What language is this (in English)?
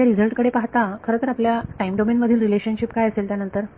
Marathi